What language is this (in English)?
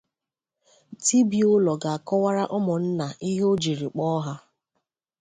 Igbo